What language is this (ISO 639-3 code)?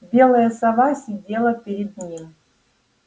rus